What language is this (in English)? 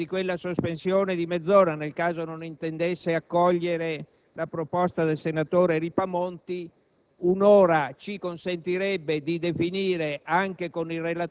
Italian